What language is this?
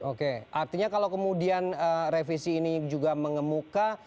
Indonesian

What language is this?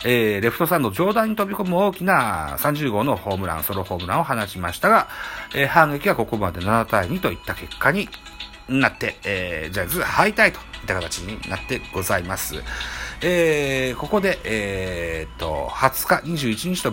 Japanese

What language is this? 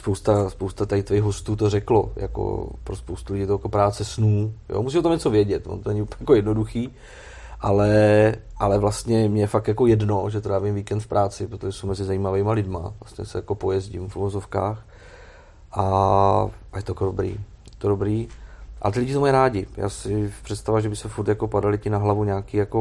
Czech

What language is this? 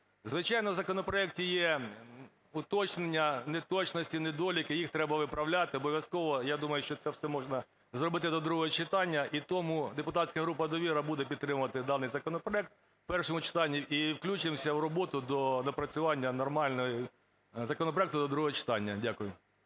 Ukrainian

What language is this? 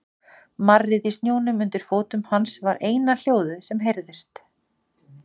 Icelandic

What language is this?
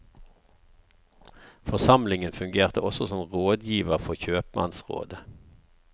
Norwegian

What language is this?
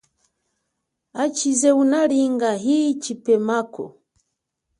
Chokwe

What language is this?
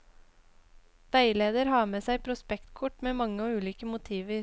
Norwegian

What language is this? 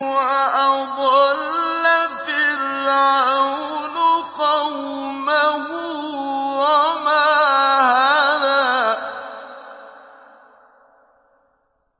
Arabic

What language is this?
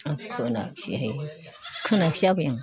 Bodo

